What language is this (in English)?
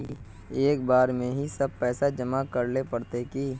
Magahi